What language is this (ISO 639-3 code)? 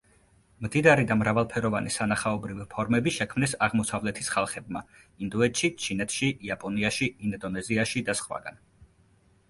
kat